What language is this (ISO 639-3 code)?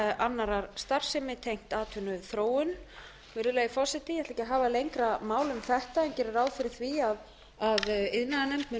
isl